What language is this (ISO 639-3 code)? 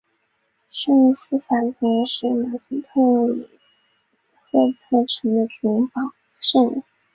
zho